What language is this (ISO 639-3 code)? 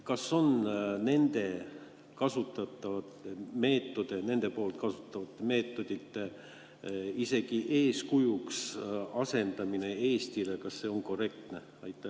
est